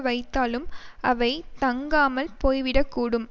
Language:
Tamil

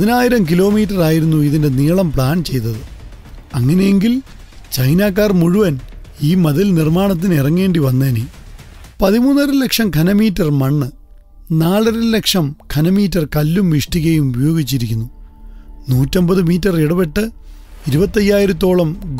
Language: Turkish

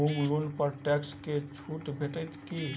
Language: Maithili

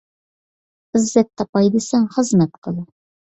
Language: Uyghur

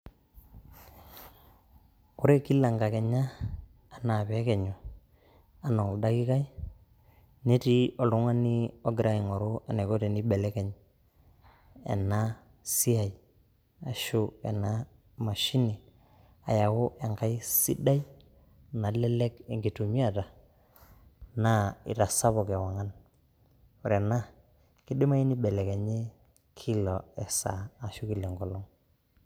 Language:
Masai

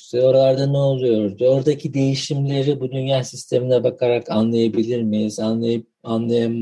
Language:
Turkish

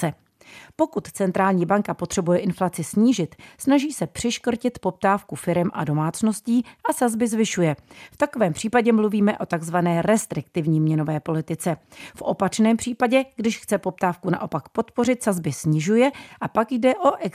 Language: Czech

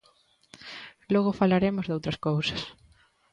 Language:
Galician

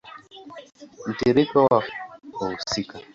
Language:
Swahili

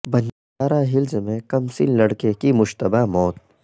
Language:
Urdu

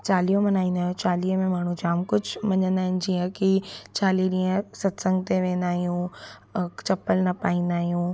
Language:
Sindhi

